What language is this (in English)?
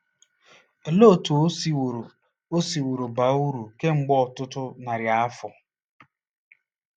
Igbo